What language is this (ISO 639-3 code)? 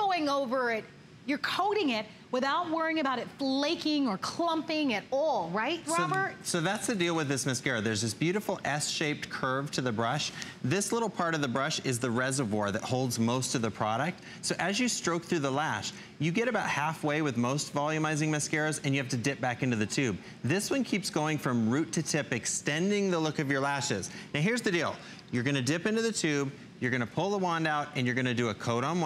eng